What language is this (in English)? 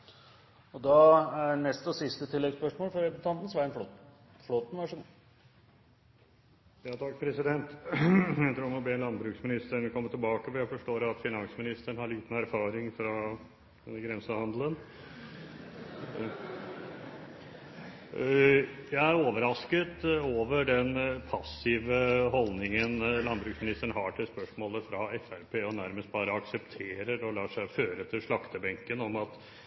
Norwegian